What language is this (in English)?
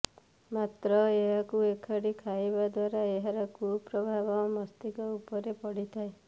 Odia